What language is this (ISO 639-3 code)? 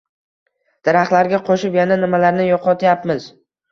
uzb